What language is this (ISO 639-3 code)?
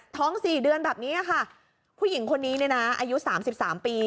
tha